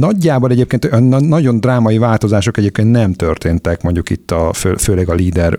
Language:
Hungarian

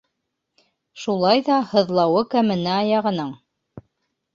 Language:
Bashkir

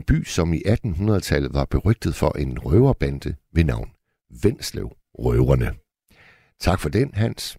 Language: Danish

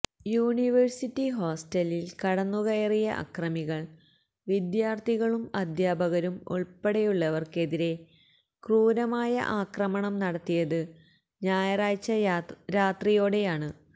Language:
Malayalam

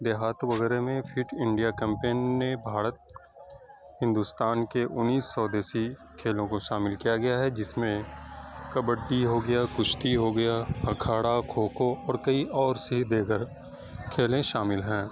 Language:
Urdu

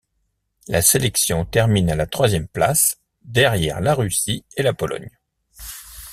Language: French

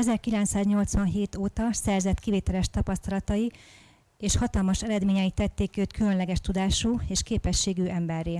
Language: Hungarian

